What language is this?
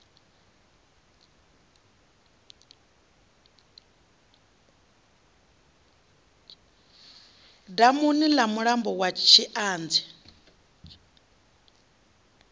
Venda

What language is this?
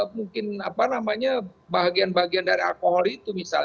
Indonesian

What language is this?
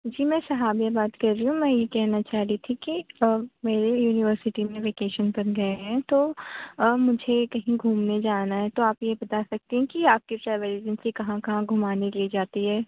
Urdu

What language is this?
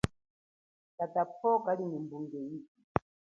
Chokwe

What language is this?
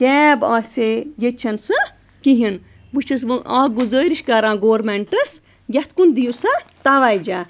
Kashmiri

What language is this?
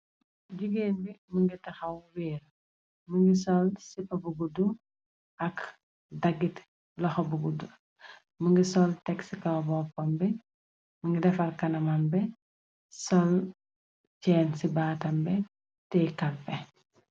Wolof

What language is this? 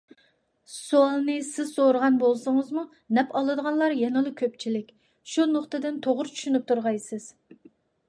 Uyghur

